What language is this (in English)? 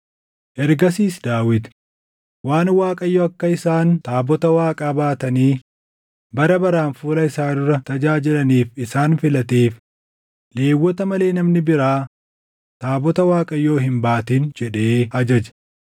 Oromo